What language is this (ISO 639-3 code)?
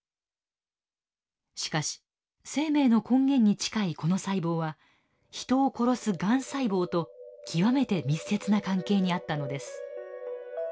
jpn